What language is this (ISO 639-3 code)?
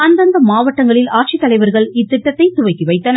tam